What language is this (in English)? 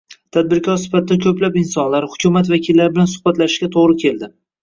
Uzbek